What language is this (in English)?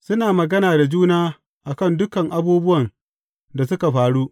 Hausa